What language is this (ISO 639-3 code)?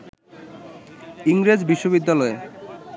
ben